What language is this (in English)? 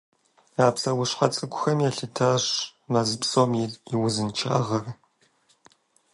Kabardian